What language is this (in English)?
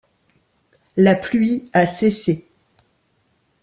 French